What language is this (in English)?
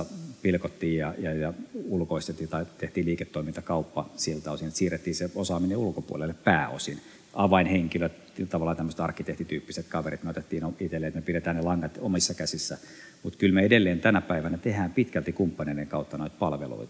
Finnish